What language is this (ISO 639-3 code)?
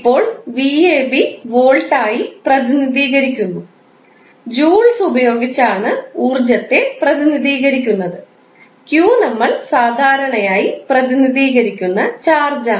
mal